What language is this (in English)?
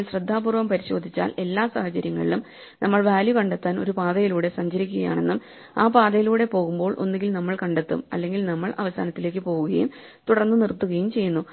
Malayalam